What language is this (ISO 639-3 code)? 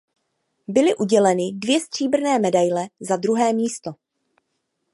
ces